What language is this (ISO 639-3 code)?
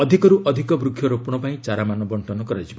ori